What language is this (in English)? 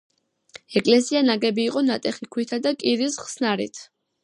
Georgian